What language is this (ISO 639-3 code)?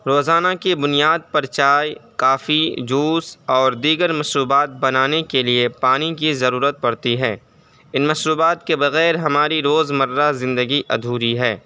urd